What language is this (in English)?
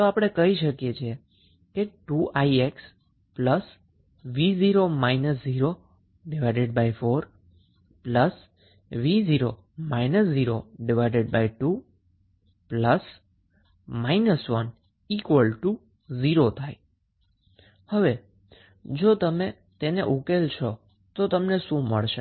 Gujarati